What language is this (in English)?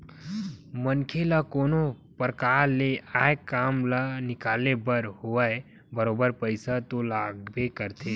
Chhattisgarhi